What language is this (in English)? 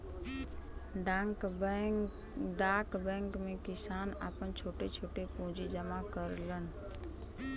Bhojpuri